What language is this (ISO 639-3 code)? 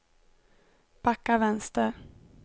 swe